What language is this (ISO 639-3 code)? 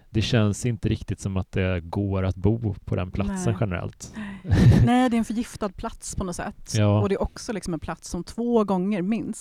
swe